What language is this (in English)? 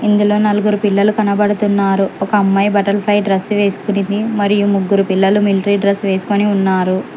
Telugu